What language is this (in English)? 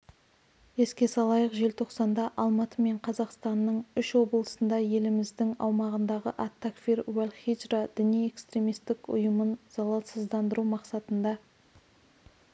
Kazakh